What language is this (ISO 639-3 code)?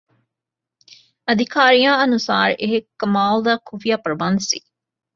pan